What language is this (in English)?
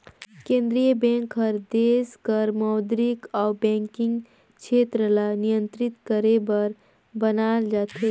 Chhattisgarhi